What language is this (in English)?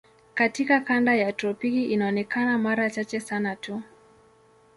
Swahili